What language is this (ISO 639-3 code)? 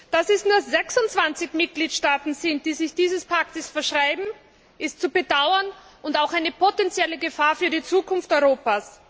deu